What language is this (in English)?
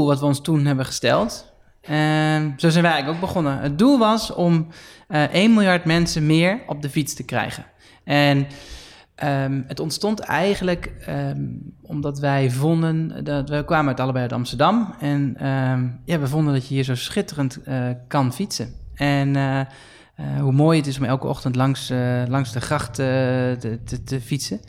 Dutch